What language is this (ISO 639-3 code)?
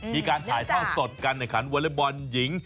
tha